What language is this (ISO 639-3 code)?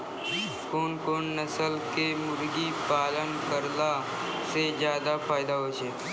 mai